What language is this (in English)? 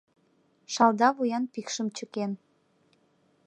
Mari